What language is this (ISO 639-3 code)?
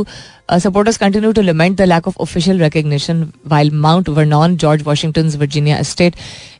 hin